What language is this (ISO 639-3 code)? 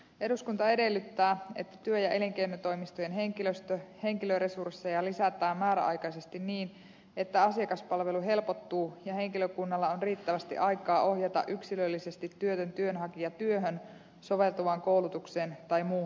fin